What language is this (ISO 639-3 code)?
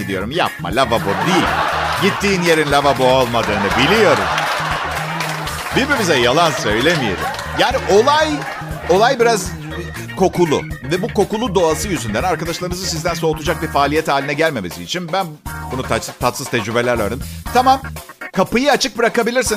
tur